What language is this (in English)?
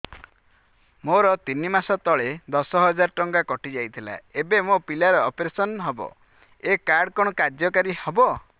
Odia